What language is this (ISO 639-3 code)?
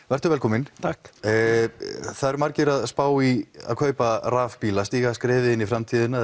isl